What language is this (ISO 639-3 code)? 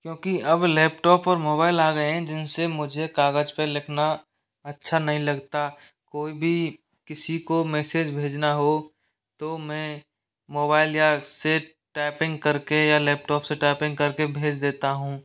hin